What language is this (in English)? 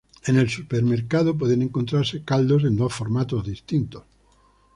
Spanish